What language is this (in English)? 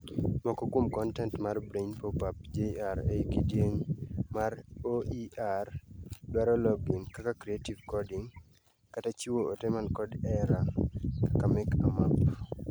Luo (Kenya and Tanzania)